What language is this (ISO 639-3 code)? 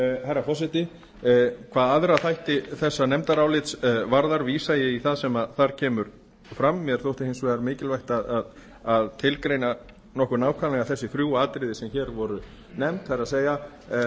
isl